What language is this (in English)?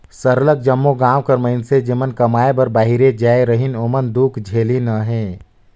Chhattisgarhi